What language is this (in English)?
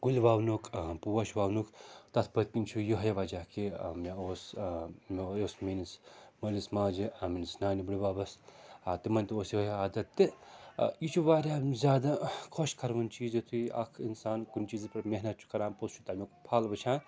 Kashmiri